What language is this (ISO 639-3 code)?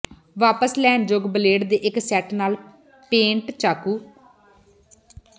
pan